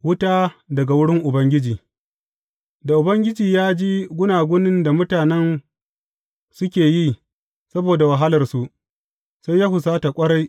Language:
Hausa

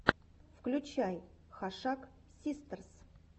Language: Russian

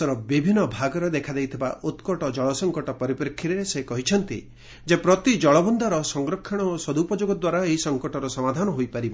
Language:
Odia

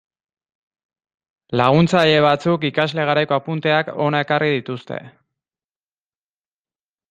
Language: Basque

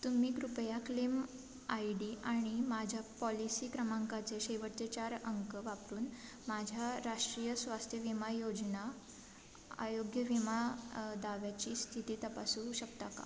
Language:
Marathi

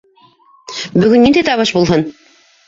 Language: Bashkir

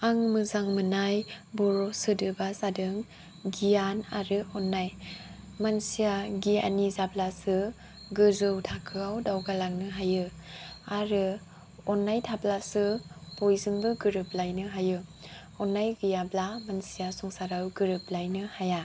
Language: Bodo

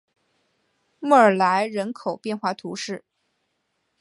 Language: Chinese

